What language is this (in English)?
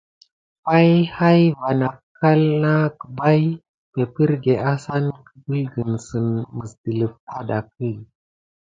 Gidar